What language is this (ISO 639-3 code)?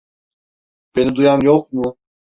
tur